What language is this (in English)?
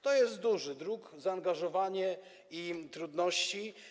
Polish